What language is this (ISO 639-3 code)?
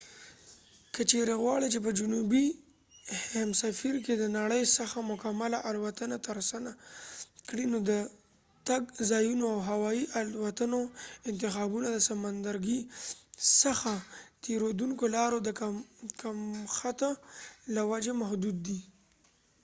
pus